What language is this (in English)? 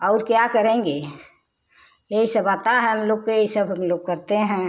Hindi